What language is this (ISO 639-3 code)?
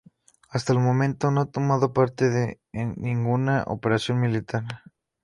spa